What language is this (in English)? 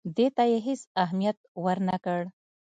Pashto